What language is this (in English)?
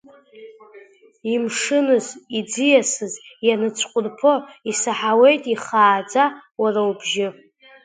Abkhazian